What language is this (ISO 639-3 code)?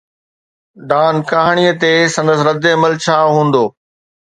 snd